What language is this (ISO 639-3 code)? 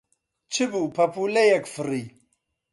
ckb